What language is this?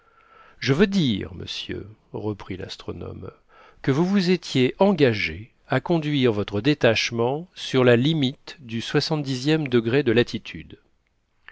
French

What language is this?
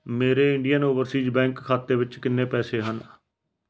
Punjabi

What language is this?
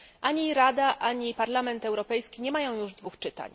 Polish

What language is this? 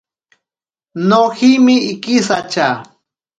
Ashéninka Perené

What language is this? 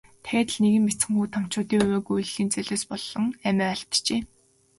Mongolian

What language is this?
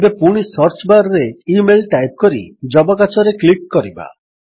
Odia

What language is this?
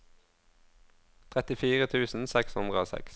Norwegian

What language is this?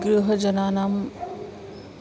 Sanskrit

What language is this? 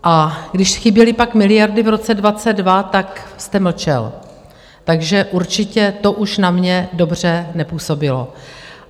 Czech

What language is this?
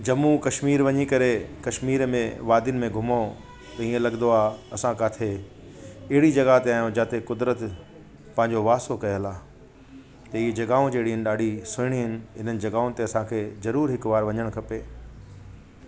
Sindhi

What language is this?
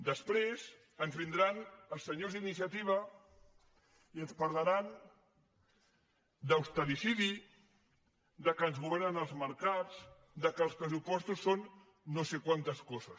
Catalan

